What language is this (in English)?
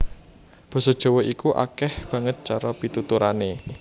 Javanese